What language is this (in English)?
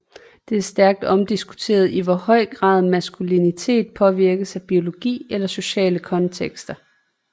Danish